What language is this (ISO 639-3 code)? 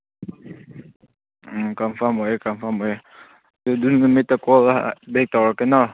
mni